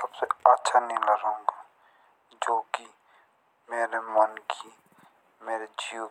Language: Jaunsari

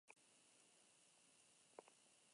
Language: Basque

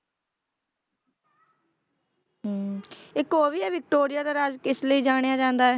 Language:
Punjabi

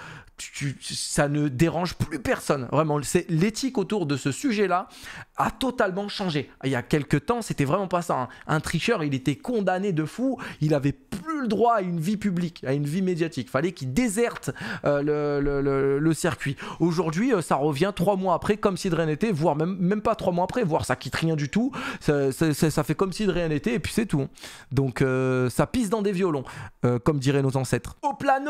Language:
French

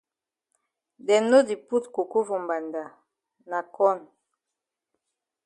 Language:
Cameroon Pidgin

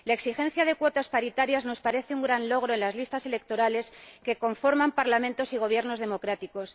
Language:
Spanish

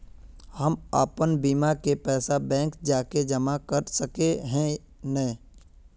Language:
Magahi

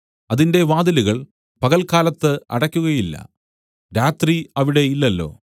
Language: Malayalam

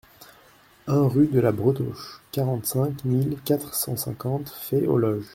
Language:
French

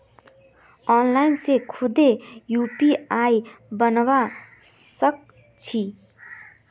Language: Magahi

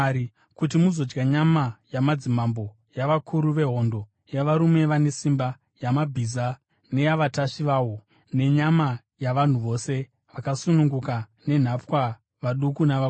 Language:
Shona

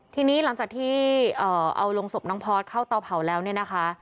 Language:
Thai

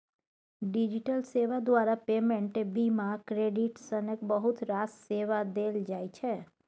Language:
Maithili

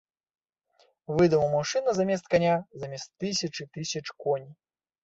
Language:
Belarusian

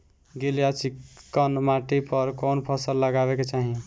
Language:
Bhojpuri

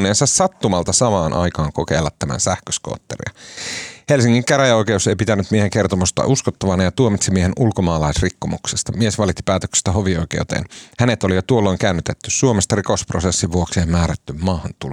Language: Finnish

